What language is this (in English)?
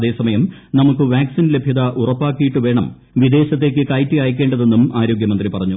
Malayalam